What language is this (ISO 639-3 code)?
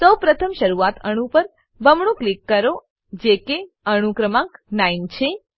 guj